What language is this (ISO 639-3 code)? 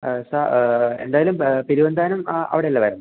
mal